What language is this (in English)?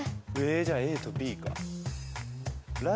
Japanese